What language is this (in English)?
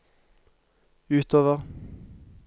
Norwegian